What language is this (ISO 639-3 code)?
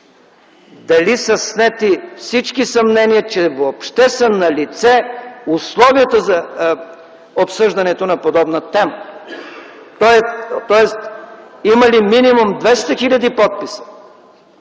bul